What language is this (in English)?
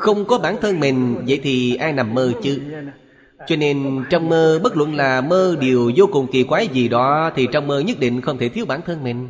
Vietnamese